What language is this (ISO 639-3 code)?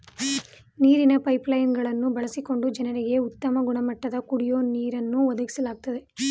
kan